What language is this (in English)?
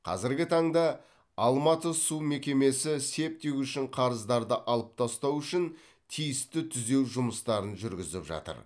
Kazakh